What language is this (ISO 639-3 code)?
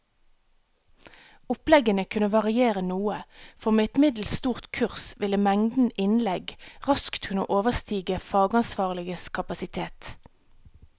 nor